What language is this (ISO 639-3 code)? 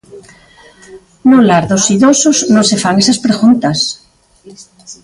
glg